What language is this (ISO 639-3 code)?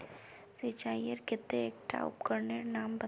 mag